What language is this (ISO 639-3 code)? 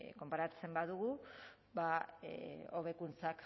eus